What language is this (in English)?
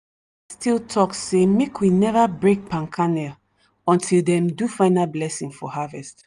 Nigerian Pidgin